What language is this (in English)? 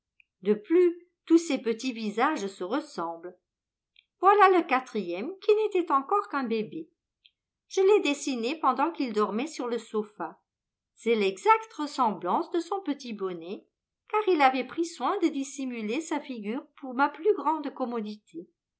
French